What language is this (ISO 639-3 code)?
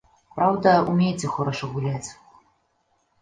bel